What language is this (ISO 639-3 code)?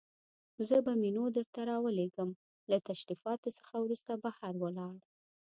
pus